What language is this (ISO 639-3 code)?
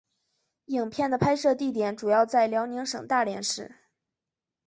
zho